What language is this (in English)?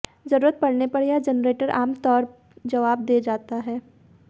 Hindi